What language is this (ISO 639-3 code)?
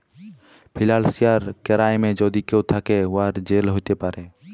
ben